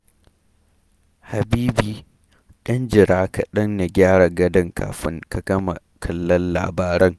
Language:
Hausa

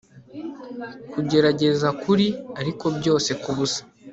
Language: Kinyarwanda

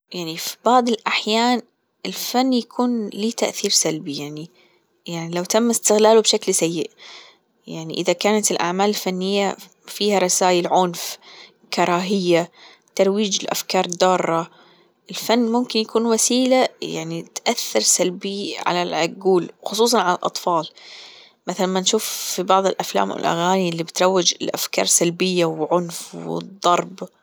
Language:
Gulf Arabic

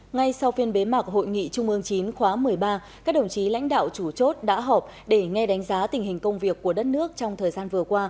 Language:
Vietnamese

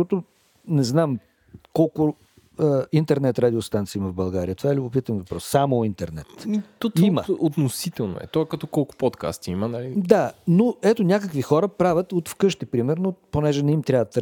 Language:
Bulgarian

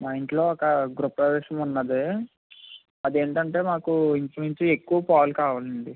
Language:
Telugu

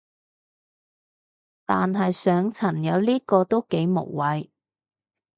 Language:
Cantonese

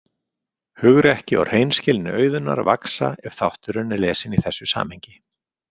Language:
Icelandic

